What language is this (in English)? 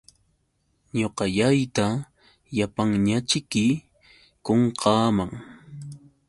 Yauyos Quechua